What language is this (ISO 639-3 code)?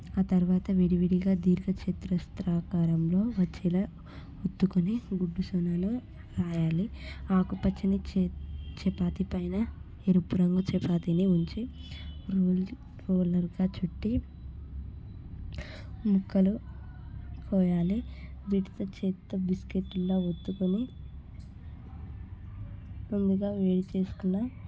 tel